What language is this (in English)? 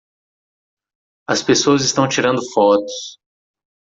Portuguese